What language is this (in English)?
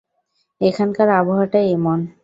Bangla